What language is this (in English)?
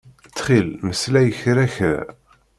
Kabyle